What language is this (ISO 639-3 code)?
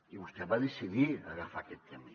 cat